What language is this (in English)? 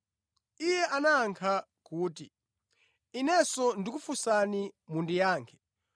Nyanja